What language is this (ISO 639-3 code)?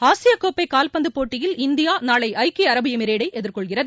tam